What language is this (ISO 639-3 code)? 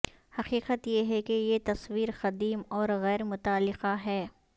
urd